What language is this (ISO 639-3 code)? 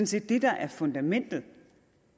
dan